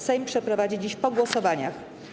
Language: Polish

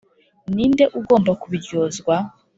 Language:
Kinyarwanda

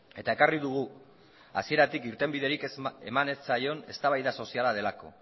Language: Basque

